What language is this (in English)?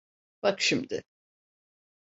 Turkish